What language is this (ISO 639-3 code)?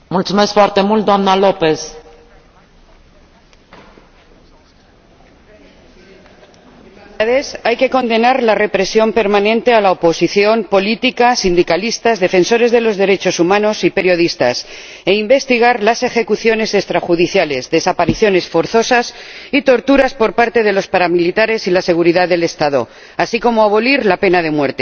spa